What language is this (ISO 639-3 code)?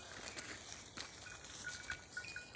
kan